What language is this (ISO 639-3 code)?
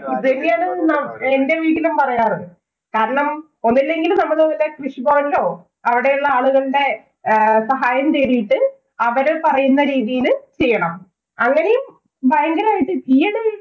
mal